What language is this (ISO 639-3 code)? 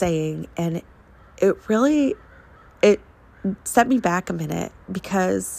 eng